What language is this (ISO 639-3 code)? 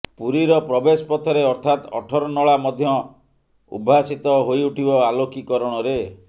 ori